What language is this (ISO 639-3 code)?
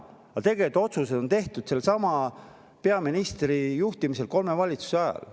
est